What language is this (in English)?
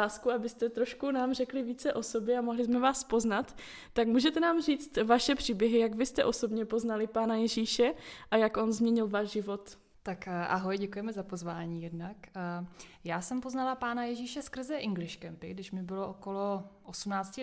Czech